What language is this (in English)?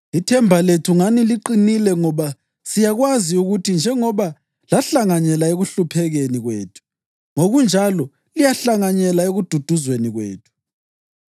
North Ndebele